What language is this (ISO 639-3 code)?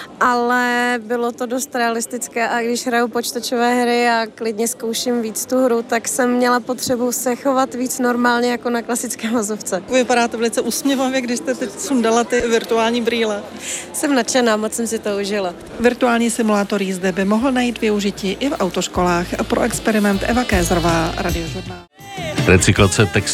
ces